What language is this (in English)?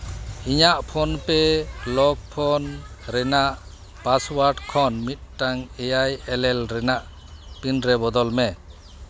Santali